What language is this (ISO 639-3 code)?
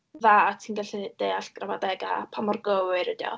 cym